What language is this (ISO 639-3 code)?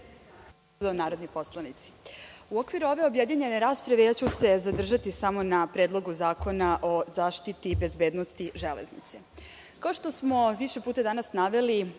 srp